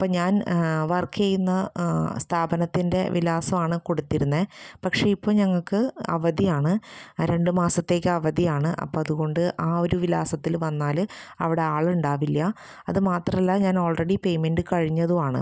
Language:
Malayalam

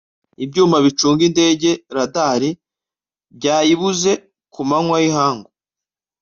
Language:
Kinyarwanda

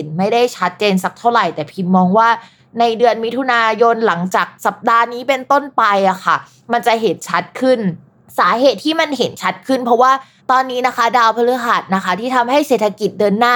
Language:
Thai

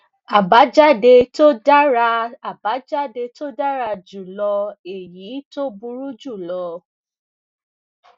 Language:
Yoruba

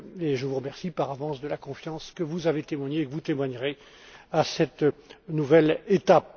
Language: French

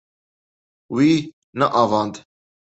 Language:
Kurdish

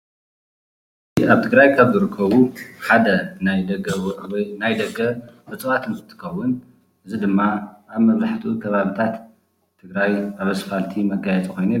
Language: Tigrinya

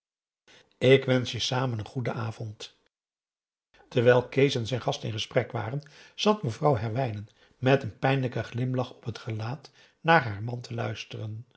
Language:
Dutch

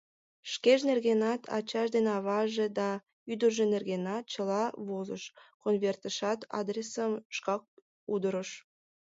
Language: Mari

